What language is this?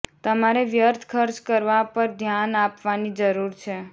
Gujarati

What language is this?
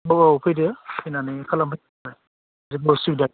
Bodo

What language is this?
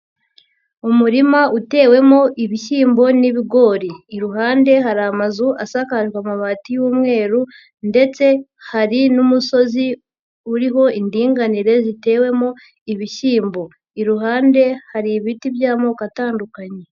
Kinyarwanda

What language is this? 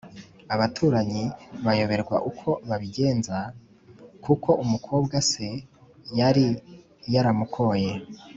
Kinyarwanda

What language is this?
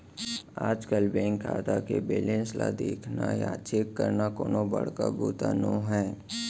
Chhattisgarhi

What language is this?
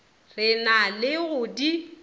Northern Sotho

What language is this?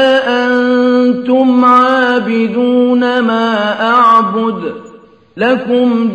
Arabic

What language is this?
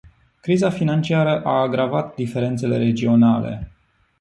Romanian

